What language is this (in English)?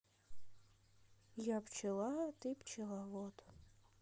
Russian